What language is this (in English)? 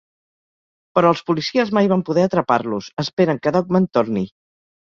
Catalan